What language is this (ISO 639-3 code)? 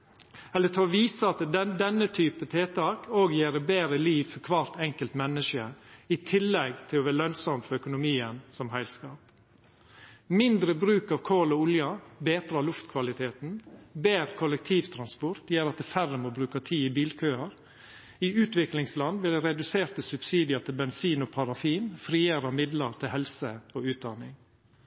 nno